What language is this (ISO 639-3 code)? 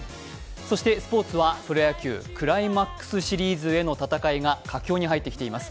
jpn